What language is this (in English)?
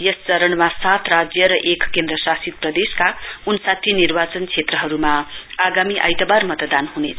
Nepali